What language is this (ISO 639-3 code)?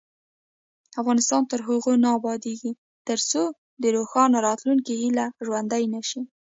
pus